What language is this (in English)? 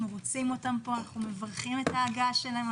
Hebrew